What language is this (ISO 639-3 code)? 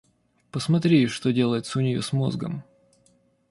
rus